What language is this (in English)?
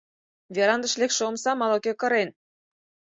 Mari